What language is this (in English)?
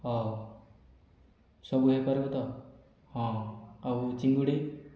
Odia